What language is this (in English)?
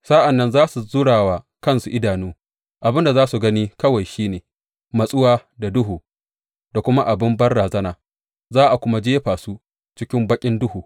Hausa